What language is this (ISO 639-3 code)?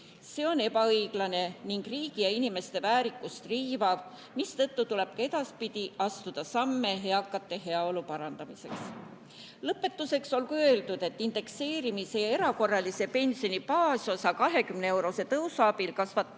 est